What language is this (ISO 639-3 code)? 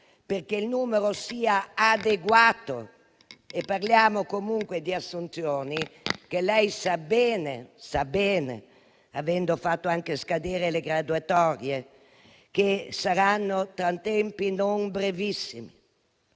ita